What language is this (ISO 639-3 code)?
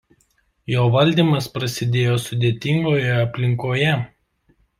lit